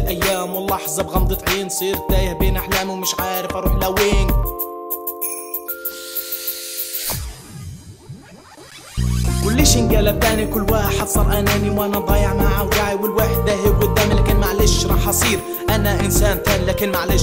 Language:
Arabic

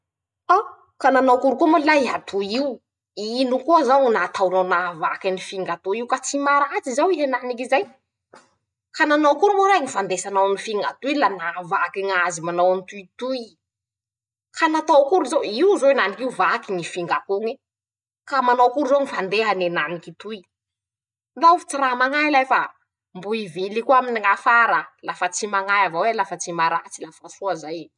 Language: Masikoro Malagasy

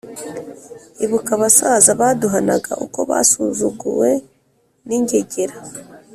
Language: Kinyarwanda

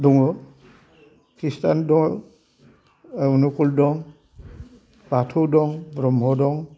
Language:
Bodo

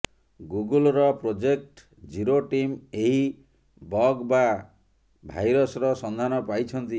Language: Odia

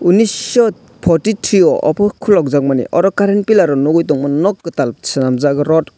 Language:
Kok Borok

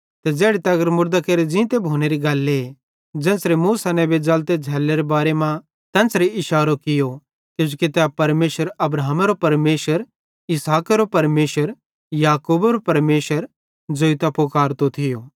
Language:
Bhadrawahi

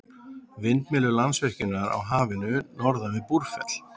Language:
Icelandic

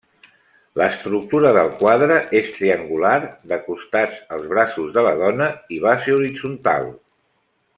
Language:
Catalan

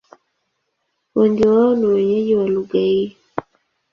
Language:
Swahili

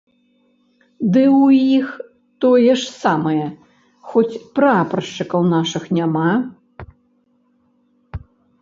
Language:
Belarusian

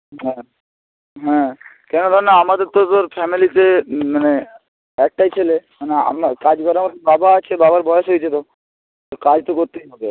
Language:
Bangla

